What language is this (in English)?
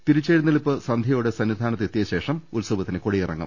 Malayalam